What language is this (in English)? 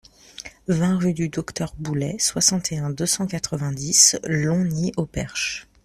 French